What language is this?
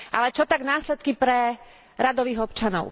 Slovak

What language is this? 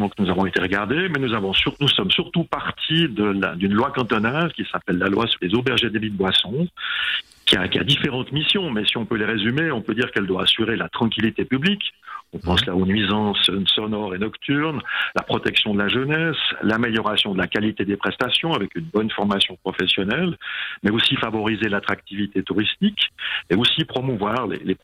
French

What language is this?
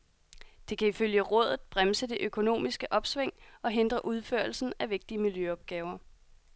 Danish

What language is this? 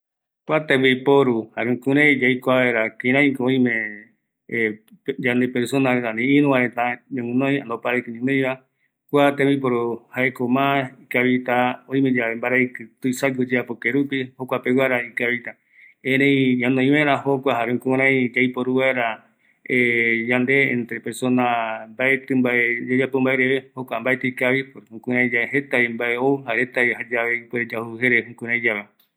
Eastern Bolivian Guaraní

